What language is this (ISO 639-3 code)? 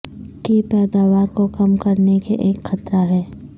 urd